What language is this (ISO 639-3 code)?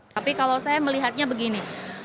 ind